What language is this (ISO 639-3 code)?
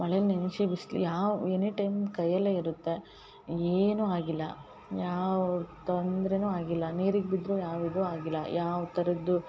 kan